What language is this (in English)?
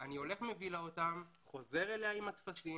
Hebrew